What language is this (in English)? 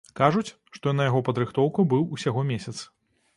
Belarusian